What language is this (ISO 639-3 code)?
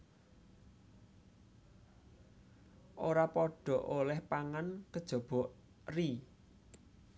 jav